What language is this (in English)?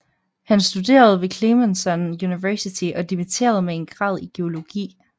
Danish